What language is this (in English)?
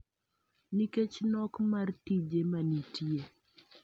Luo (Kenya and Tanzania)